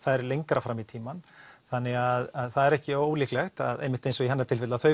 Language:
Icelandic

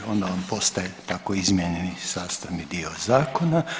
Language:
Croatian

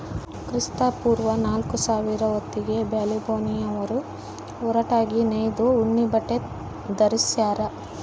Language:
Kannada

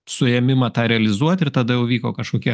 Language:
Lithuanian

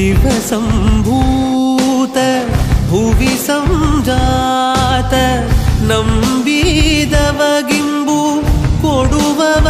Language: Arabic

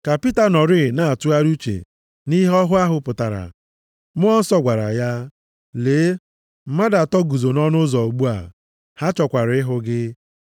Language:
Igbo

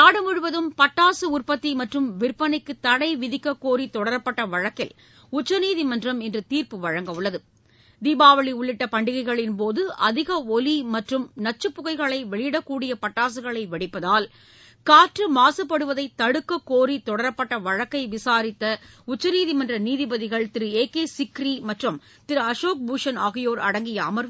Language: Tamil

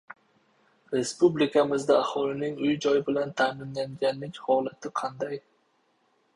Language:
Uzbek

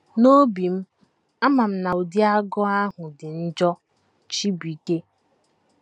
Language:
Igbo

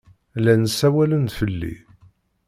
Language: Kabyle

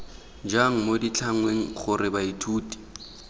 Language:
Tswana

